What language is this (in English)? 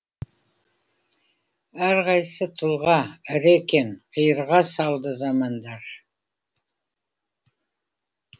Kazakh